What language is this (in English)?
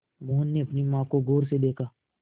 Hindi